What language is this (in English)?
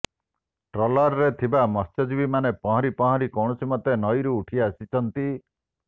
Odia